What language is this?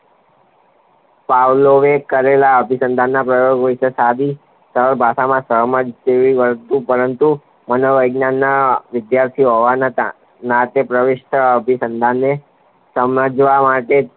Gujarati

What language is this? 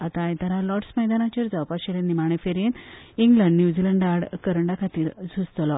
Konkani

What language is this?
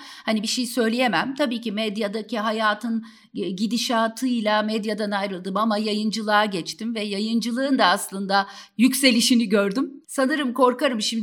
Turkish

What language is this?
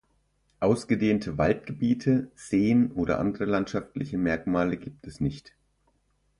German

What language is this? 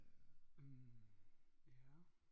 Danish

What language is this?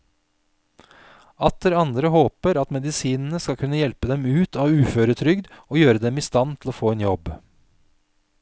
Norwegian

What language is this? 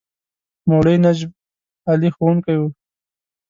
Pashto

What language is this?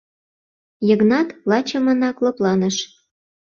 Mari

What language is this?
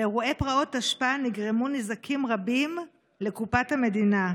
Hebrew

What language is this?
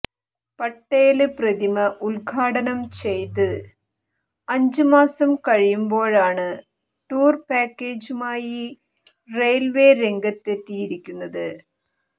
Malayalam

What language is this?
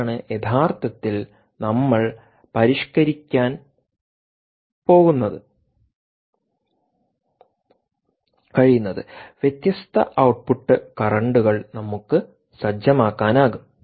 Malayalam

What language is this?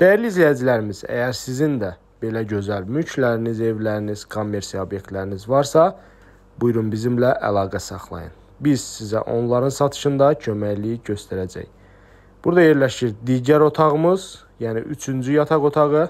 Turkish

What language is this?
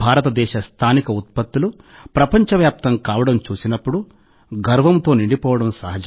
Telugu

